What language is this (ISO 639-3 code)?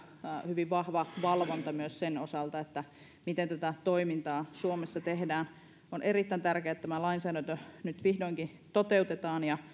fin